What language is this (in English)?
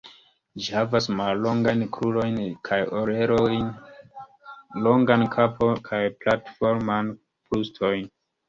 Esperanto